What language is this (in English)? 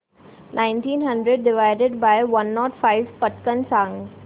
Marathi